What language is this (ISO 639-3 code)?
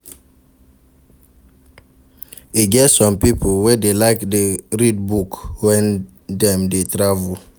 pcm